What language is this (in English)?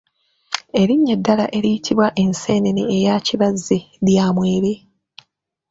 Ganda